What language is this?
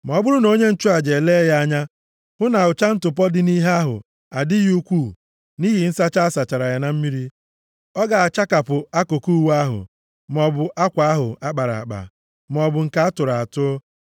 Igbo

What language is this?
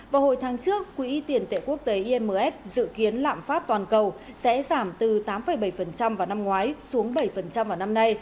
Vietnamese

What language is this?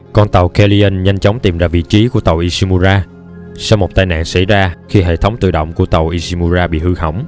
Vietnamese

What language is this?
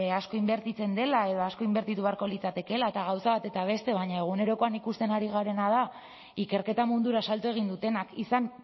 Basque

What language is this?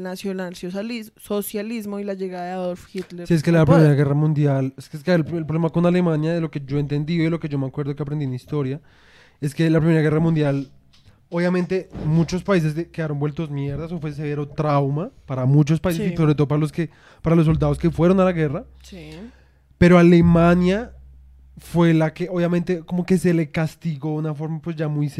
Spanish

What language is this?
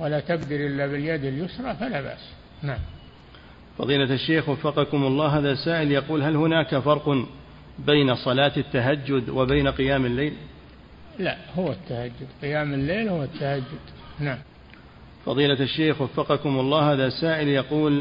Arabic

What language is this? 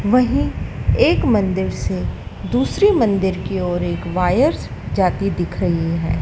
Hindi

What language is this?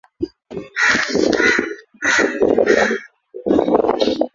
Swahili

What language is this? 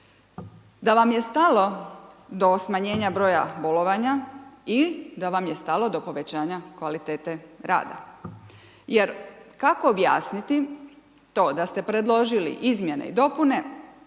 Croatian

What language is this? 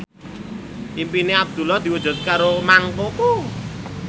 Javanese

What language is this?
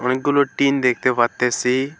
Bangla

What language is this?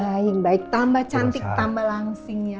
Indonesian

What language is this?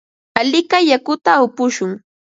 Ambo-Pasco Quechua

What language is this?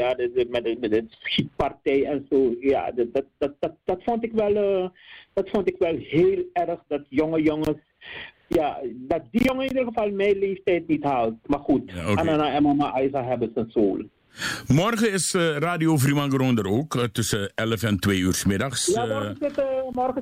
Dutch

